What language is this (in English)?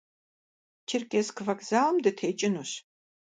Kabardian